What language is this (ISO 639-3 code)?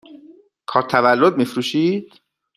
fas